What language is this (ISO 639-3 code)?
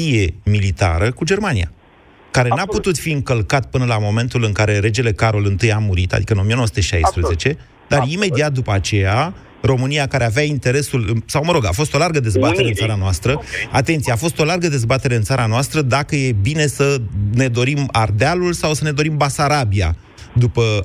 ron